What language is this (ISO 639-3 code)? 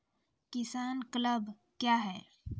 mai